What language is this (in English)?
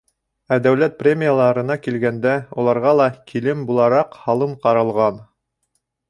Bashkir